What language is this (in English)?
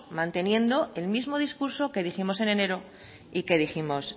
Spanish